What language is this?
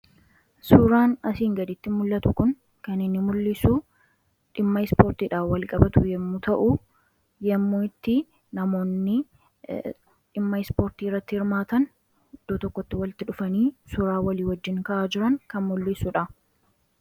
Oromo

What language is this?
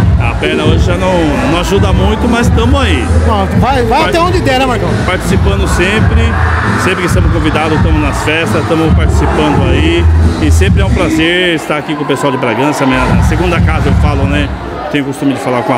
Portuguese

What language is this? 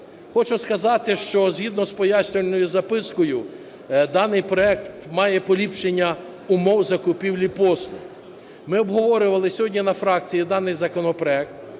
Ukrainian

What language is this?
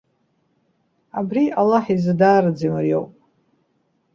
Abkhazian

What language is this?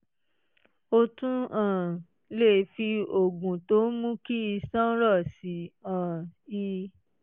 Yoruba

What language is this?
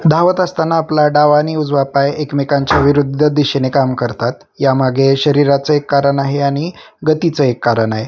Marathi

